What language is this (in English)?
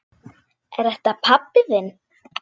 Icelandic